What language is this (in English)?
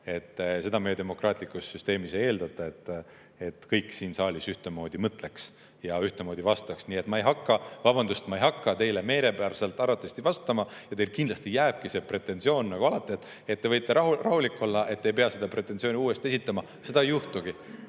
Estonian